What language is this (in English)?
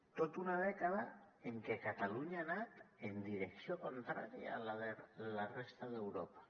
Catalan